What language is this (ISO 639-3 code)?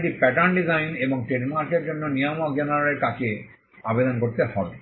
ben